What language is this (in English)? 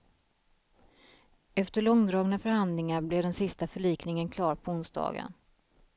Swedish